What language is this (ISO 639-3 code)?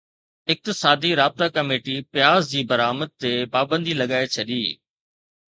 snd